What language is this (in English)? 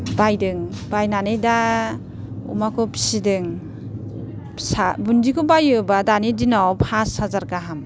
Bodo